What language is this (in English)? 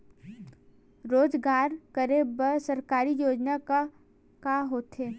Chhattisgarhi